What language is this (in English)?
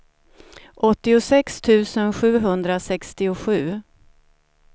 Swedish